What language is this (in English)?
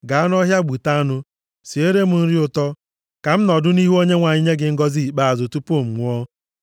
Igbo